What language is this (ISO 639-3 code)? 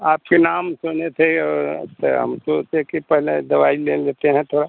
hin